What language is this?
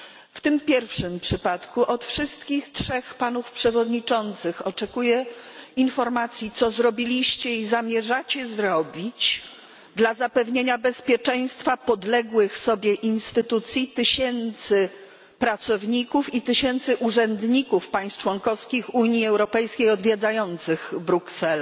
Polish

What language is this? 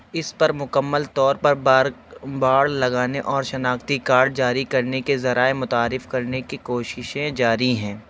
Urdu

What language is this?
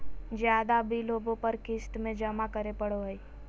Magahi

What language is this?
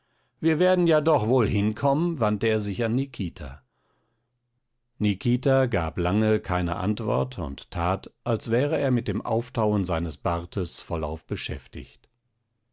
German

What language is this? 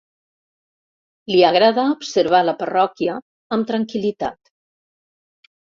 Catalan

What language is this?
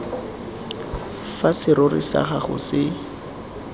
Tswana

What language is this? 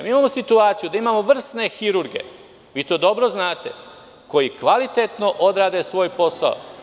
Serbian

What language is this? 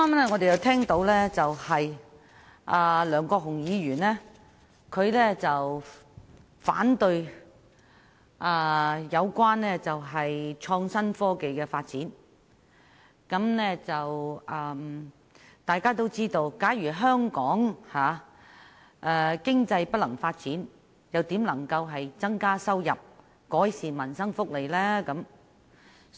Cantonese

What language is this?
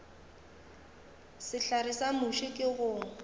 Northern Sotho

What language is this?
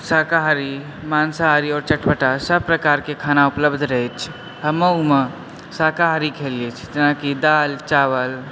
Maithili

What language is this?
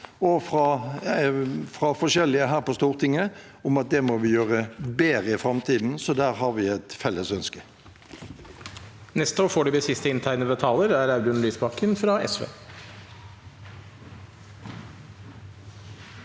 Norwegian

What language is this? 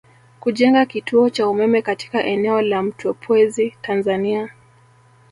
Swahili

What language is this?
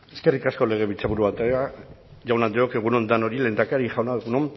Basque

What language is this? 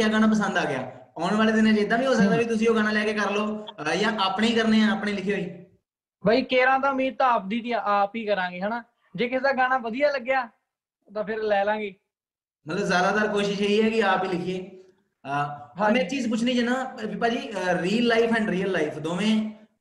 Punjabi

